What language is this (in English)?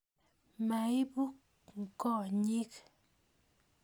Kalenjin